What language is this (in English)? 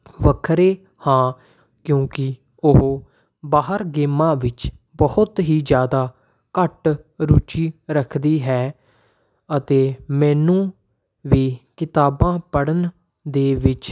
Punjabi